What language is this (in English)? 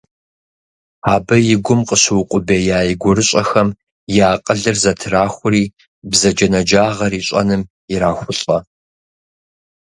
Kabardian